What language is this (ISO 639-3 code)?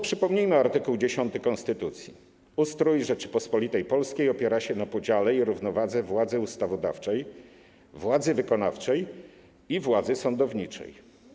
pol